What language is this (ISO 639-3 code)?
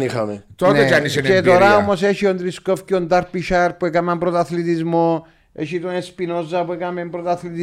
ell